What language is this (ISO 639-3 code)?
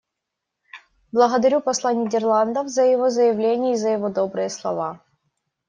rus